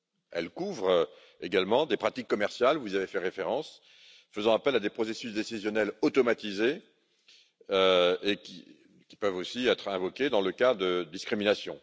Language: French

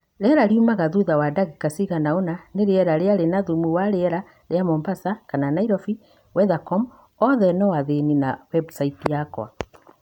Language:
Kikuyu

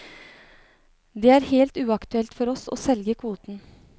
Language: Norwegian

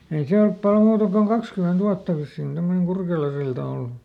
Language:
Finnish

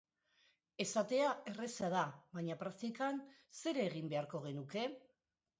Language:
Basque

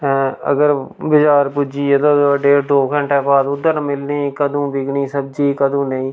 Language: Dogri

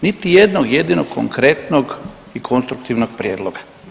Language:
Croatian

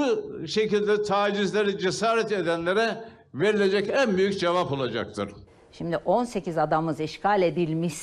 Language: Greek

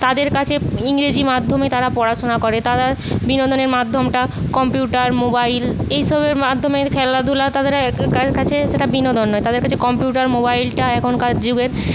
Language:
Bangla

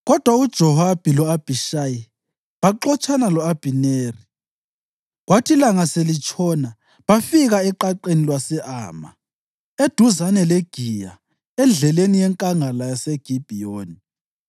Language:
North Ndebele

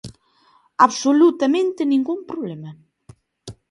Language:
Galician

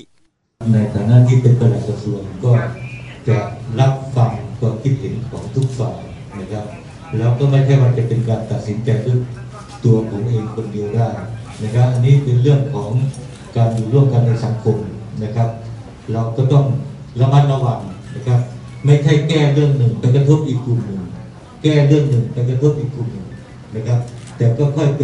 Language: Thai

